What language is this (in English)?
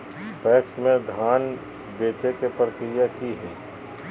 Magahi